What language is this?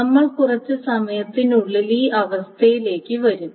Malayalam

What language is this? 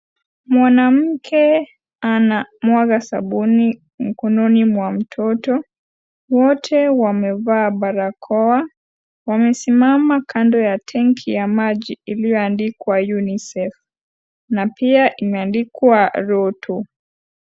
Swahili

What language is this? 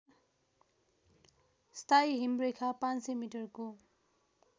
Nepali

